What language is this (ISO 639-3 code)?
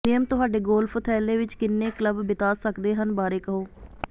pan